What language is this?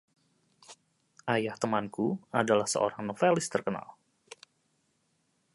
Indonesian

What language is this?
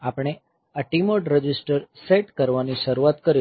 Gujarati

